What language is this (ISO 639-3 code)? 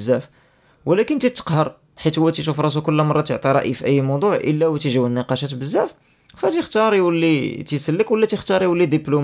ara